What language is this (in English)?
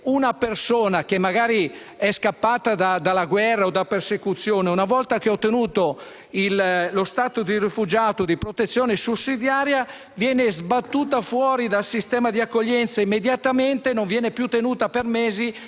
Italian